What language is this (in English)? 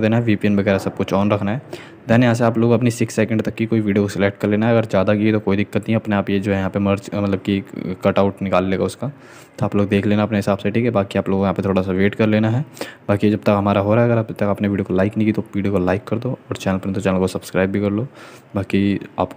Hindi